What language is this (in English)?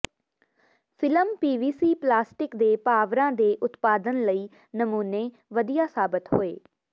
Punjabi